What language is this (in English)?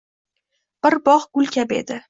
Uzbek